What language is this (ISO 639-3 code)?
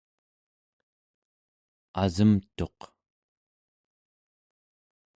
esu